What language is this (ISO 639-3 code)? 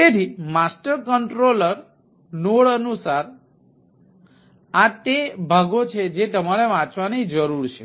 guj